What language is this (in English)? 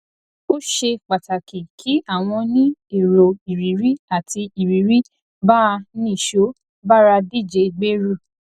Yoruba